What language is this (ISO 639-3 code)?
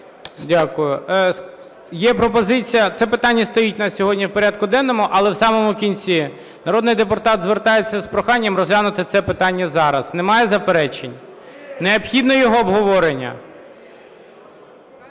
ukr